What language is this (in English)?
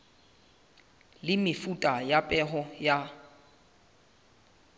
Southern Sotho